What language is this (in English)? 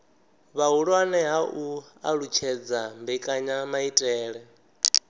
Venda